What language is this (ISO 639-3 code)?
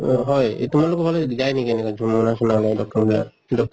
asm